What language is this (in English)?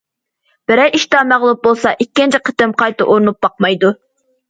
Uyghur